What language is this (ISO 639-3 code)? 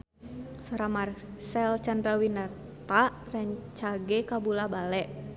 sun